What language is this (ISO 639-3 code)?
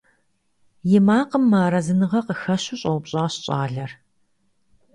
kbd